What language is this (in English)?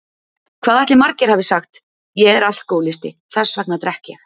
Icelandic